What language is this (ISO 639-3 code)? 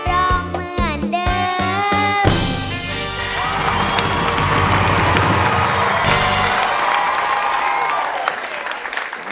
tha